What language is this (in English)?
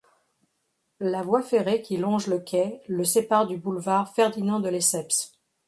French